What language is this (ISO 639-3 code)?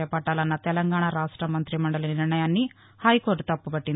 tel